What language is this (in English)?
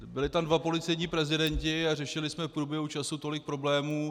Czech